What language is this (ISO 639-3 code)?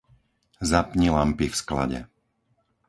slk